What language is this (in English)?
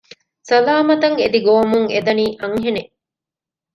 Divehi